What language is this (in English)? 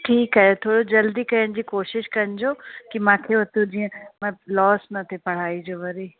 Sindhi